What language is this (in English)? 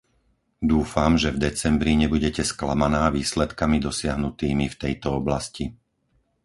Slovak